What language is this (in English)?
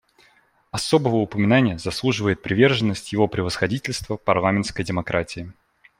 Russian